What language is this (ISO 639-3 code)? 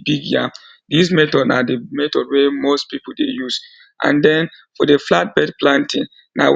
pcm